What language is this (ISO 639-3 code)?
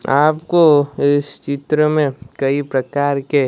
hin